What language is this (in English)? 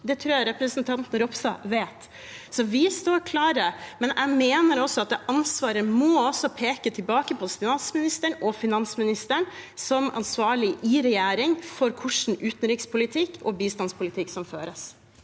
Norwegian